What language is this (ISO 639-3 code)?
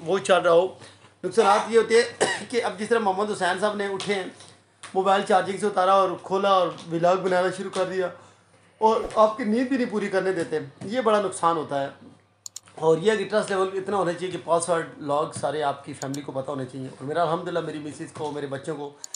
hin